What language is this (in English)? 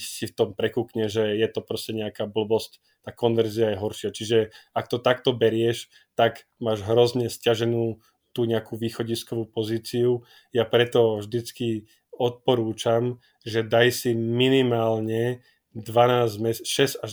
Slovak